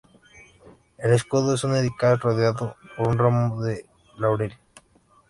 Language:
Spanish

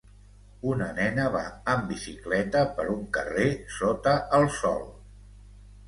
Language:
Catalan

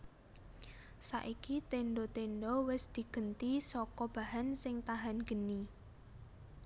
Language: Javanese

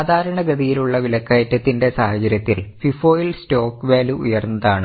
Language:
Malayalam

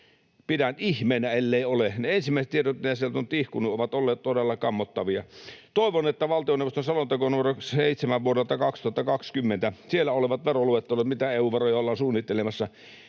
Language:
Finnish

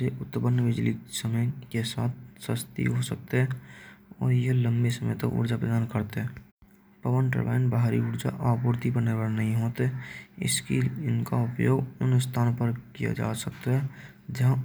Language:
Braj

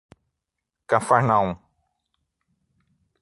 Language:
Portuguese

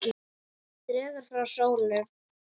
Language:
Icelandic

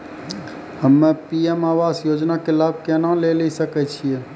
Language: Maithili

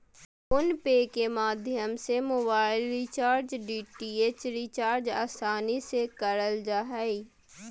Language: Magahi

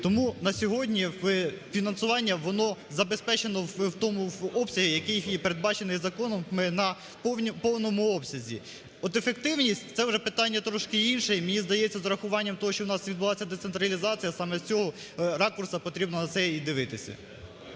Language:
Ukrainian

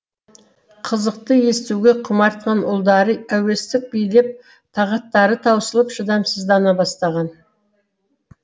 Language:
Kazakh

